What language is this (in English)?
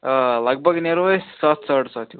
Kashmiri